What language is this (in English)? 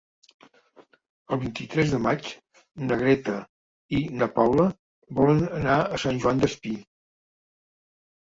Catalan